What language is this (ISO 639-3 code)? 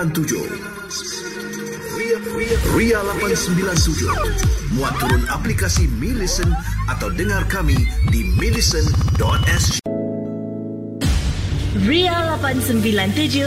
msa